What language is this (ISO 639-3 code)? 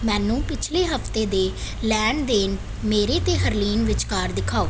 pan